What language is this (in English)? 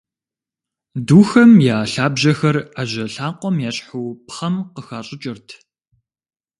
Kabardian